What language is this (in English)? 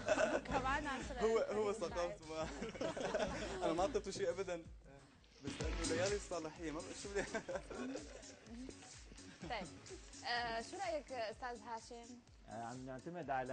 Arabic